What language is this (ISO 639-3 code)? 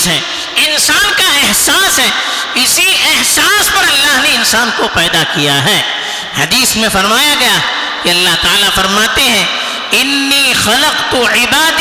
urd